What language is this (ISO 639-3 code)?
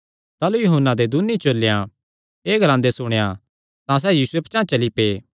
xnr